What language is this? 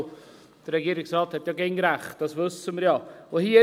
Swiss German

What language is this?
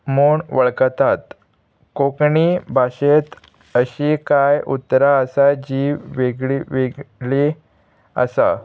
Konkani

